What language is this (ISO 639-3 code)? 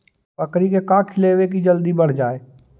mag